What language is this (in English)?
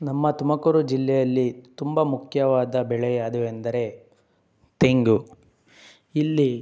Kannada